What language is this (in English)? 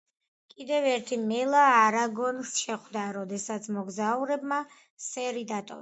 Georgian